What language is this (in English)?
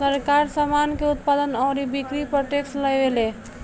Bhojpuri